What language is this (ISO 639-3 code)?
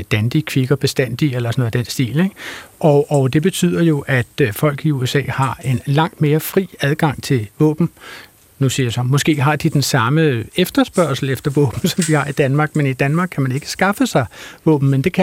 dan